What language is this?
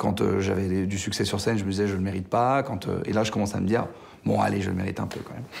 French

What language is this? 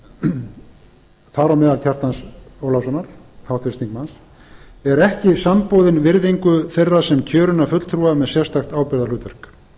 Icelandic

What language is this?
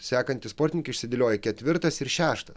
Lithuanian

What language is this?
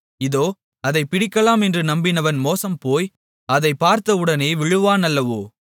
Tamil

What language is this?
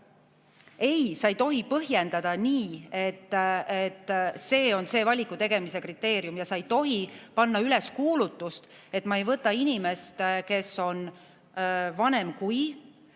Estonian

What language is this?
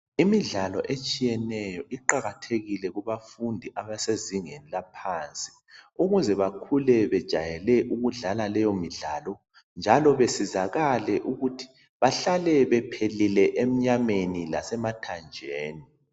North Ndebele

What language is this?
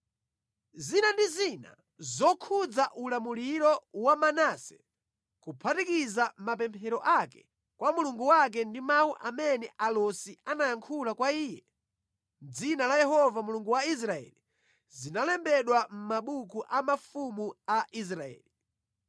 Nyanja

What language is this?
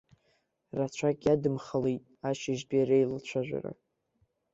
Abkhazian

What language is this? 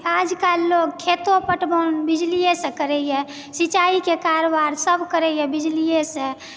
Maithili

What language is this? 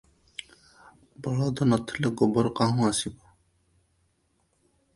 Odia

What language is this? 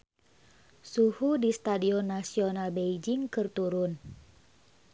Sundanese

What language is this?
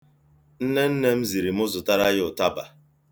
Igbo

